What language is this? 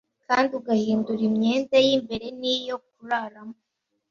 Kinyarwanda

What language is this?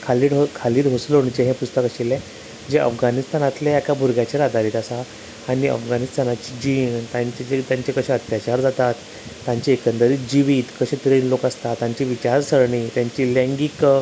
Konkani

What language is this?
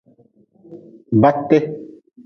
Nawdm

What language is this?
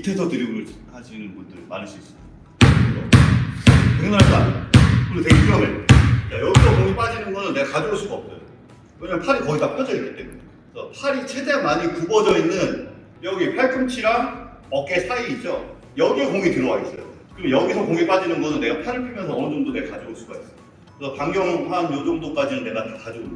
Korean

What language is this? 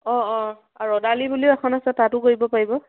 Assamese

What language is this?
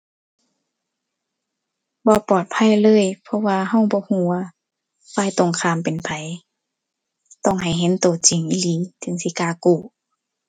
Thai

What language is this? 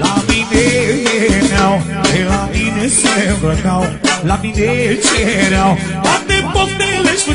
Romanian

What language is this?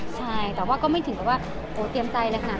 Thai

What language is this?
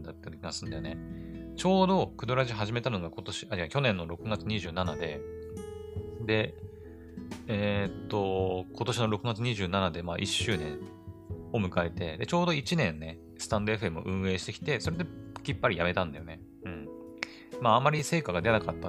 Japanese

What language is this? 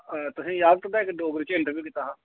Dogri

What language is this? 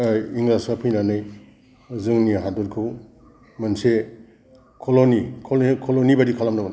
Bodo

